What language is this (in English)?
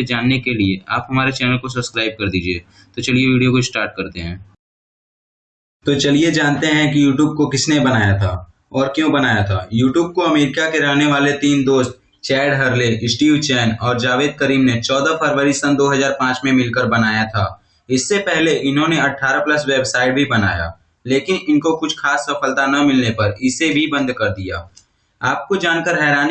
Hindi